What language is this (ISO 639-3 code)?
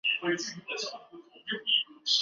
zho